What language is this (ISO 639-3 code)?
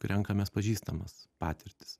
lit